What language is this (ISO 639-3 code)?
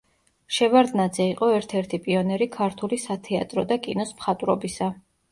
kat